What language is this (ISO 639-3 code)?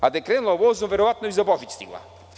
srp